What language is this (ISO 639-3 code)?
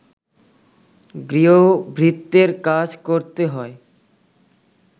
ben